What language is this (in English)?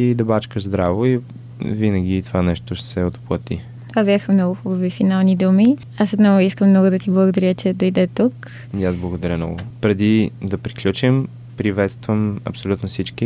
Bulgarian